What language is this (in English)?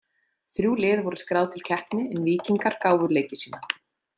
Icelandic